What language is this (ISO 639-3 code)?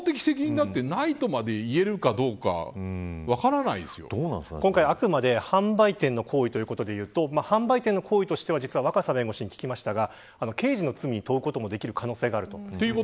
jpn